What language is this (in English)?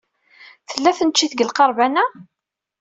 Kabyle